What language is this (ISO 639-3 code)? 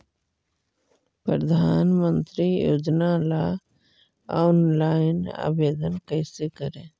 mag